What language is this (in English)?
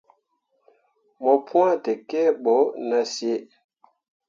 Mundang